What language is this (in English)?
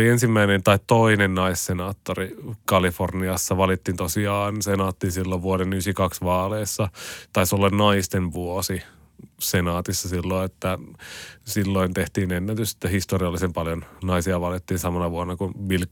Finnish